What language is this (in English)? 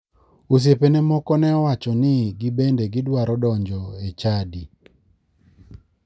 Luo (Kenya and Tanzania)